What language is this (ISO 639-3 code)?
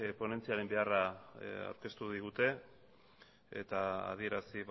eus